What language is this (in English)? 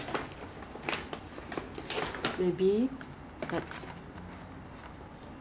English